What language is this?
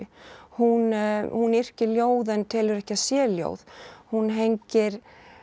Icelandic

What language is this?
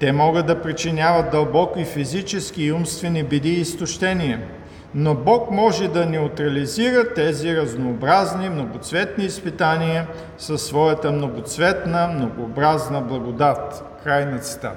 Bulgarian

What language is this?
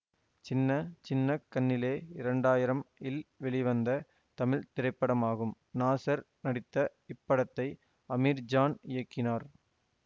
Tamil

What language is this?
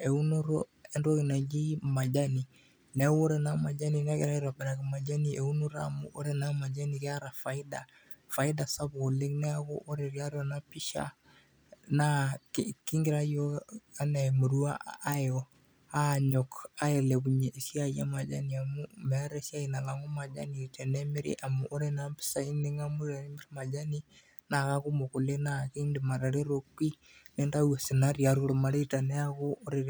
Masai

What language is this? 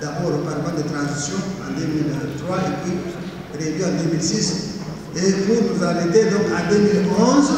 French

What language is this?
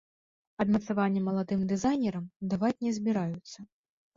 Belarusian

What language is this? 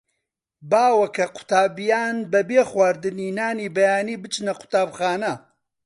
Central Kurdish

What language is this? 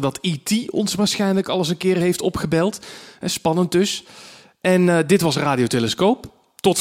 Dutch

